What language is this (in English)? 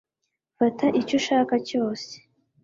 Kinyarwanda